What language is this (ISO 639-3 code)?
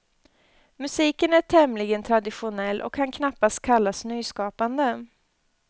swe